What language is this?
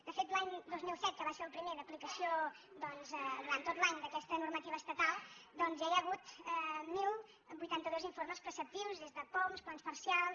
Catalan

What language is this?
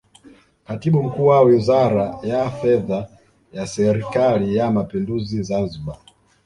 Swahili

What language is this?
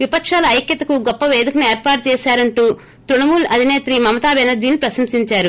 Telugu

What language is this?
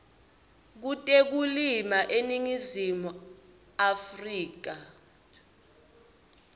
Swati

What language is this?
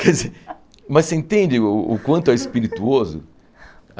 Portuguese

